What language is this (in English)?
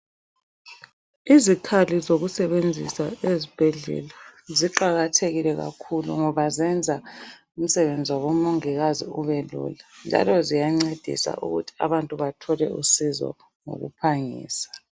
North Ndebele